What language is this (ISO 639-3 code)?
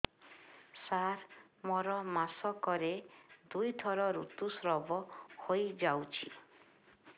ori